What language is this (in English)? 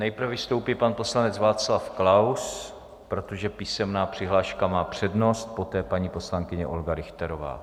Czech